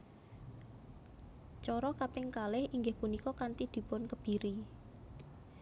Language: Javanese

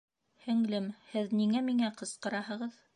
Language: Bashkir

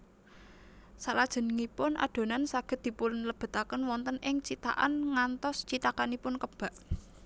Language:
Javanese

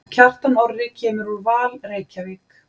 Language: Icelandic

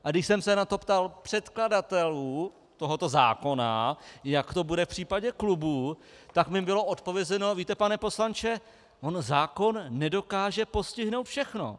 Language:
Czech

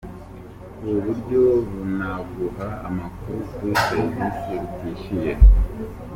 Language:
Kinyarwanda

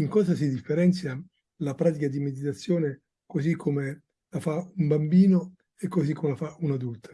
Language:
Italian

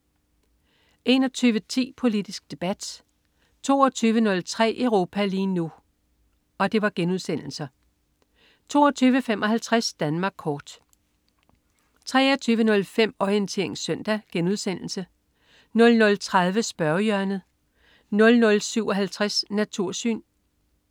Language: Danish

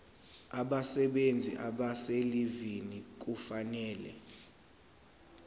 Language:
Zulu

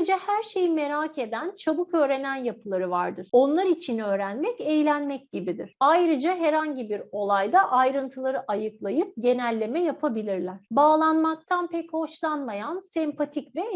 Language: Turkish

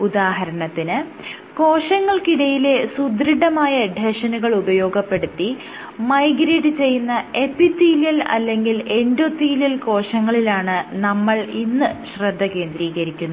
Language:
Malayalam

